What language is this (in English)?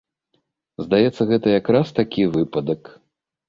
Belarusian